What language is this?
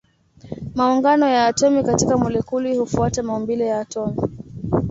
Swahili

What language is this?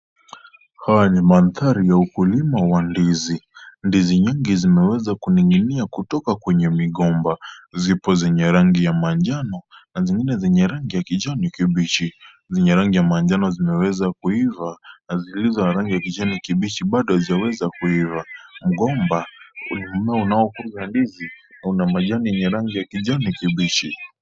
Swahili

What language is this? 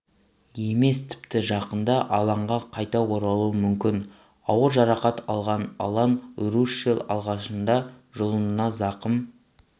Kazakh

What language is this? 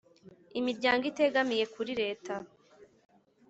Kinyarwanda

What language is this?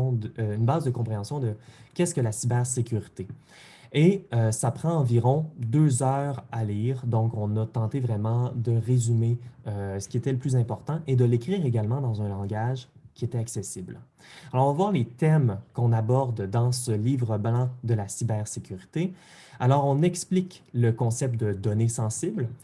French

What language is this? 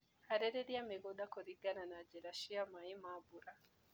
Kikuyu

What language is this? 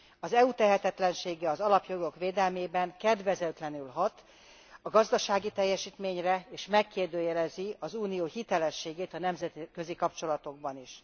Hungarian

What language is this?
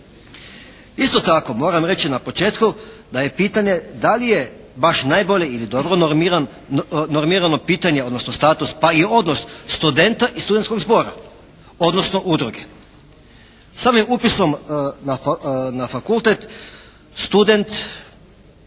Croatian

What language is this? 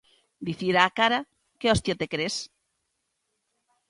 Galician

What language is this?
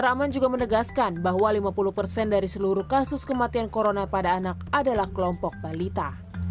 Indonesian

